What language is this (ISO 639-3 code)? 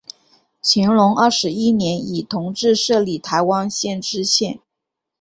zho